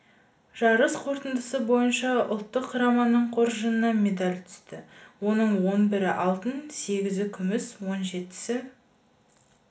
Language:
Kazakh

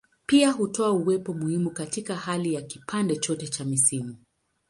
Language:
Swahili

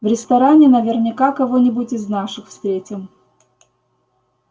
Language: Russian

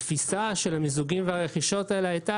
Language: Hebrew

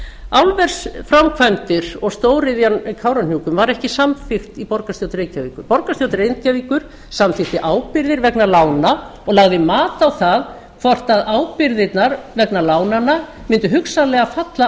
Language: Icelandic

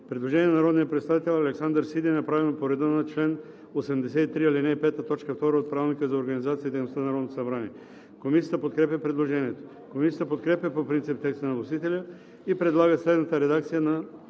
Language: Bulgarian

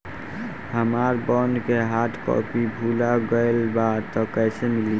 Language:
Bhojpuri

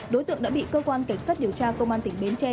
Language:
Vietnamese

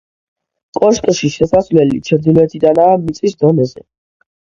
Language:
Georgian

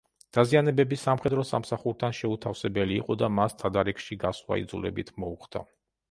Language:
Georgian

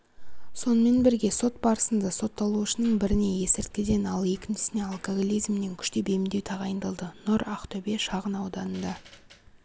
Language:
Kazakh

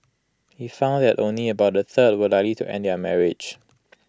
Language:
English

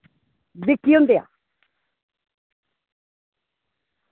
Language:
Dogri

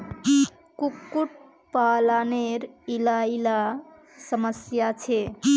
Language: Magahi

